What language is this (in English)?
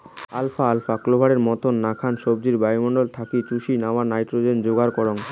Bangla